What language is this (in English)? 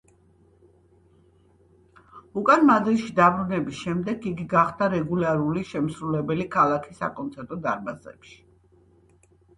Georgian